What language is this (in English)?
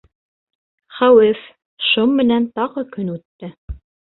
Bashkir